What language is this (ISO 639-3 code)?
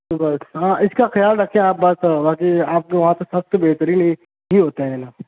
urd